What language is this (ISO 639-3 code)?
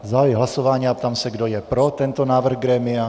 ces